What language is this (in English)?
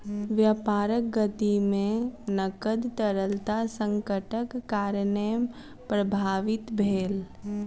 Maithili